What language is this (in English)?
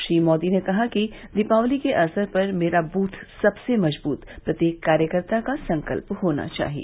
Hindi